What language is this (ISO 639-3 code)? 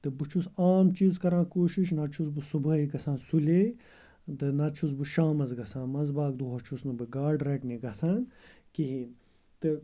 kas